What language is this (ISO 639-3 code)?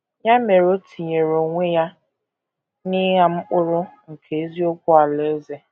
ibo